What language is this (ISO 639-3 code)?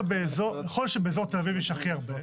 heb